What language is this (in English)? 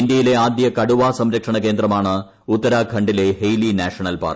Malayalam